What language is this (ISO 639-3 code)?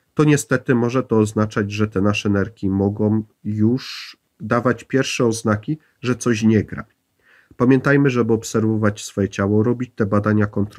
pol